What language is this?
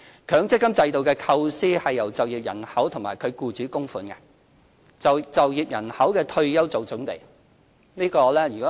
Cantonese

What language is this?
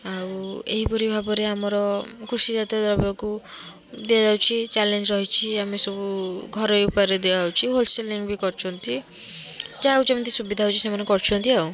Odia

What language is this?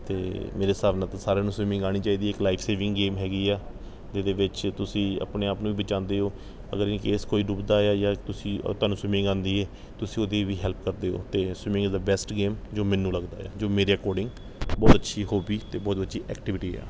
Punjabi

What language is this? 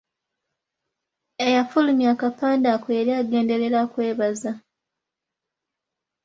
Ganda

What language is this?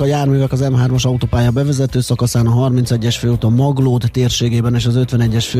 Hungarian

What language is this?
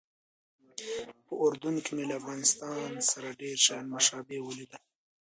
Pashto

